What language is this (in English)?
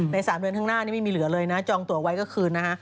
Thai